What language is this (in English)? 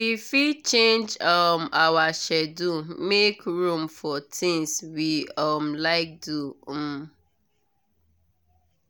Nigerian Pidgin